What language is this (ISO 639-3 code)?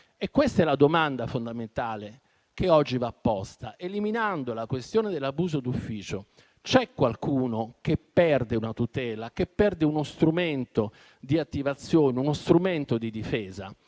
ita